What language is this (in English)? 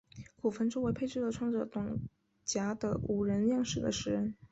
Chinese